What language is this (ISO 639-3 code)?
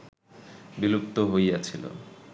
ben